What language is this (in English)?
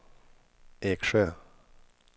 Swedish